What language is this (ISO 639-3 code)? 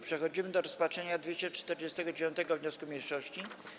pol